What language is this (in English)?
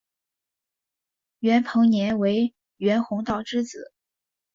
Chinese